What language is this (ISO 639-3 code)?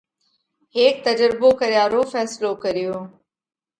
kvx